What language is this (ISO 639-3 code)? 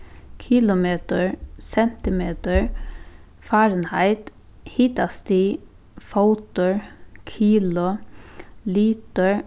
fao